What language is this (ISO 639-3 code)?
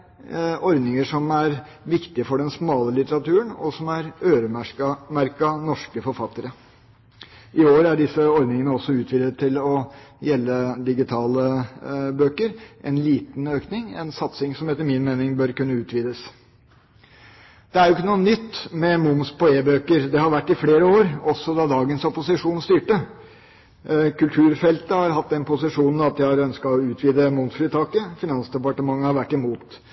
nob